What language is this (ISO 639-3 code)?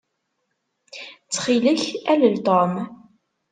kab